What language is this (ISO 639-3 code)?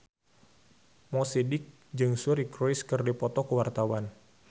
sun